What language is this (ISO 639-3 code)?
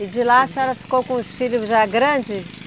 por